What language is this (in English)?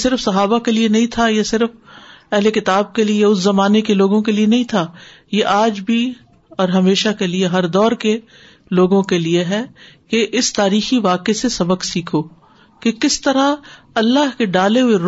Urdu